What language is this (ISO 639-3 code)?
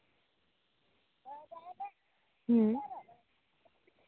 sat